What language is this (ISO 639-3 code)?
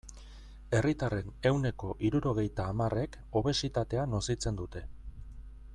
eus